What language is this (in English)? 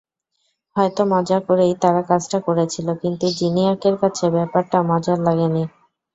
Bangla